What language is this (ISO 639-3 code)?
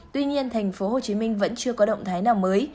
vie